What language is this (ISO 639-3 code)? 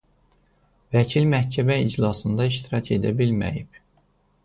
aze